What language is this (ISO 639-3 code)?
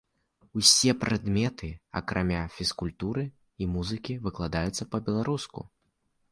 bel